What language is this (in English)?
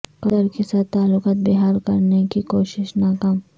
Urdu